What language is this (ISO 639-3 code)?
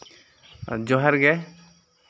sat